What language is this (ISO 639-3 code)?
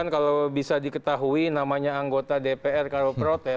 ind